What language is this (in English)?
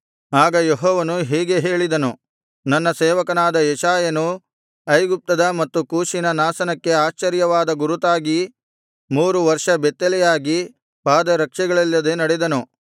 Kannada